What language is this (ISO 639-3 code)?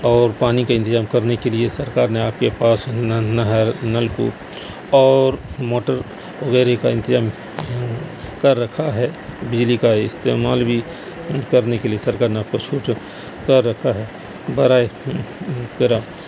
urd